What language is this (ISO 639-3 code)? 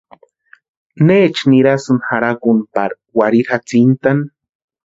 pua